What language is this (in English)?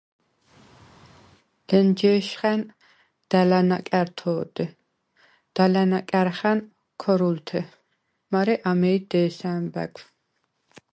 Svan